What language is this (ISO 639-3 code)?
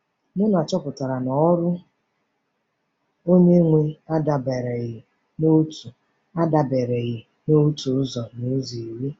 ibo